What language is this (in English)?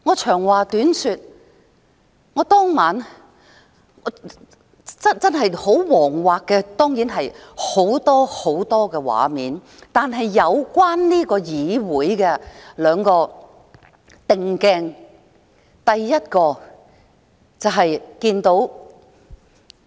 Cantonese